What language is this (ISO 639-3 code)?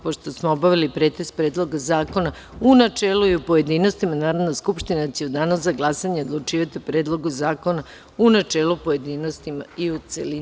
srp